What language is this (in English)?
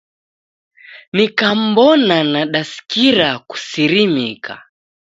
Taita